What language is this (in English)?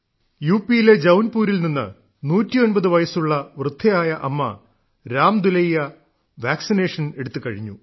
Malayalam